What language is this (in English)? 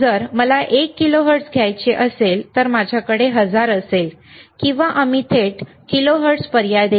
Marathi